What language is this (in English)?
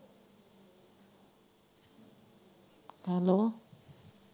Punjabi